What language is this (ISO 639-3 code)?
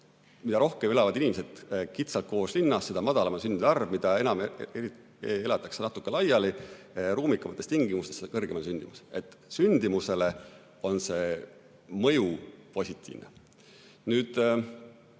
est